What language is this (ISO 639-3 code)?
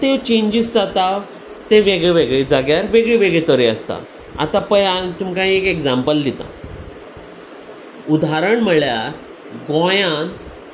kok